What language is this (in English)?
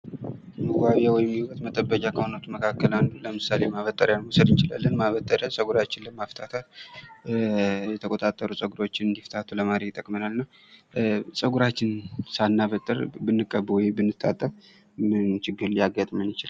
Amharic